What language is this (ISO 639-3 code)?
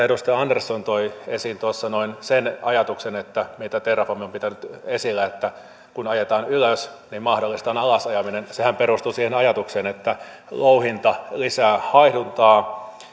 fin